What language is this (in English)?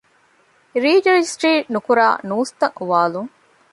Divehi